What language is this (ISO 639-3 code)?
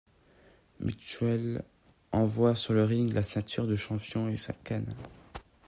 fra